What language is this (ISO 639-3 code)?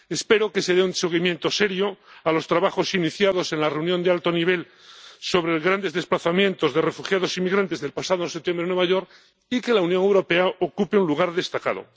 spa